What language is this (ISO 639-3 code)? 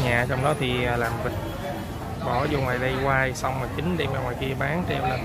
vie